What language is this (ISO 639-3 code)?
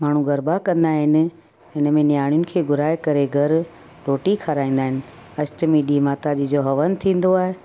snd